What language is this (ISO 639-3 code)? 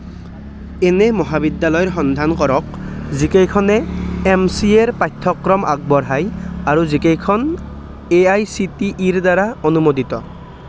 asm